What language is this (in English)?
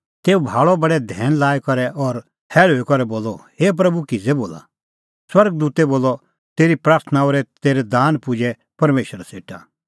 Kullu Pahari